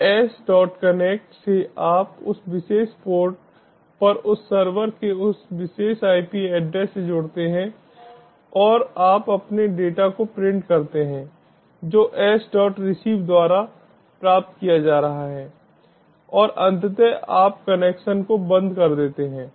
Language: Hindi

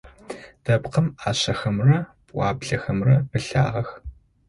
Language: Adyghe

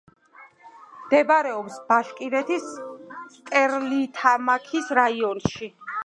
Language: Georgian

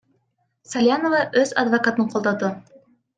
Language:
Kyrgyz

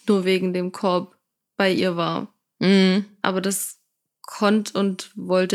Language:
German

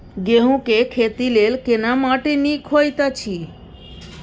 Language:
Maithili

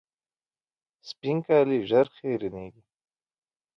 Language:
Pashto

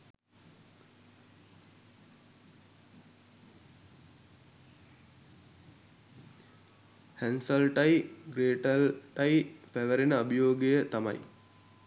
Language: Sinhala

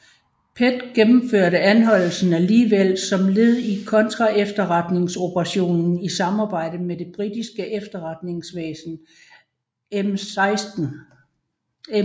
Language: Danish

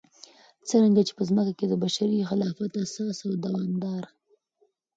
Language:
Pashto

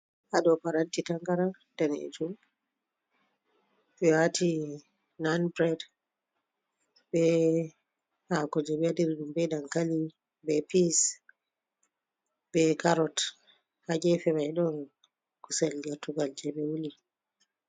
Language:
Fula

